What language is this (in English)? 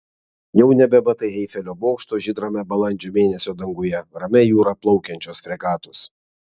Lithuanian